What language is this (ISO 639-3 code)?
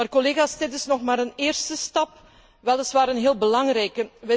nld